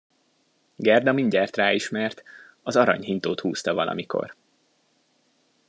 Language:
Hungarian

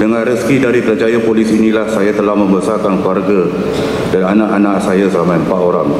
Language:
Malay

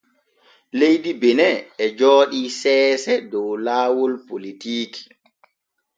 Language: Borgu Fulfulde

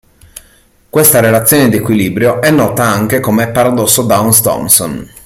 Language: Italian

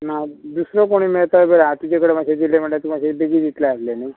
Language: Konkani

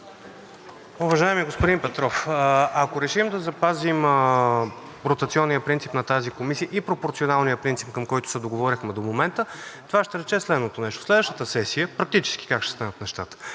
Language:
Bulgarian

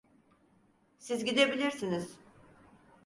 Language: Turkish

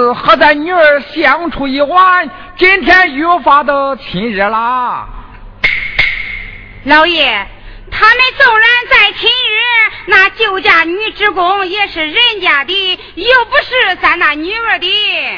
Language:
Chinese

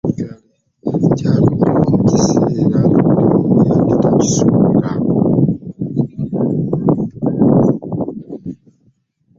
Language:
Ganda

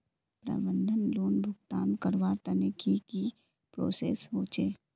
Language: Magahi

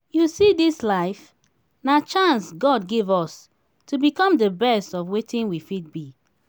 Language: Nigerian Pidgin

